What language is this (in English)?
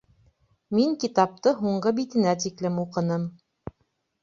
Bashkir